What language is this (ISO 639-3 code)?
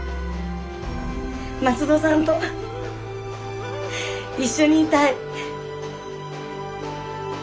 jpn